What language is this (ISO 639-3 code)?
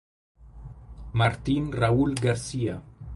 ita